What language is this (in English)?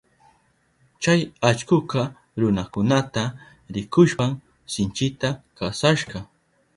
Southern Pastaza Quechua